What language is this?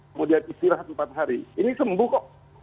Indonesian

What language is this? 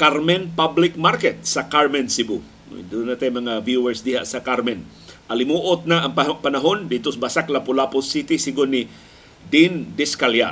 Filipino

